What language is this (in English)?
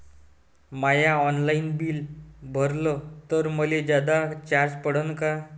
Marathi